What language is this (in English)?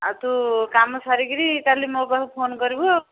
Odia